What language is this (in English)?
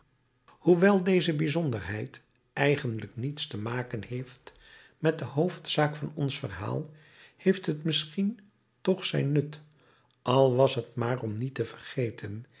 Dutch